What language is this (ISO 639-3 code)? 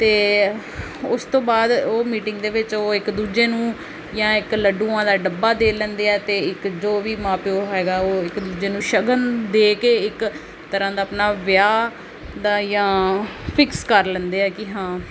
pan